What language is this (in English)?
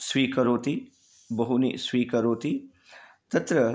Sanskrit